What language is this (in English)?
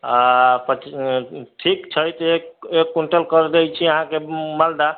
Maithili